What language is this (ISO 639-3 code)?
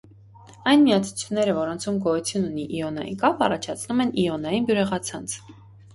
hye